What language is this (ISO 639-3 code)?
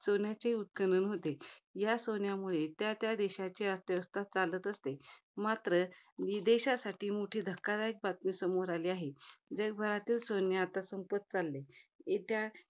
mar